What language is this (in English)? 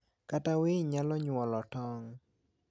Luo (Kenya and Tanzania)